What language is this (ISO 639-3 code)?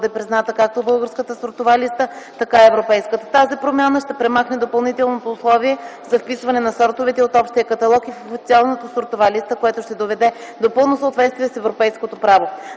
bul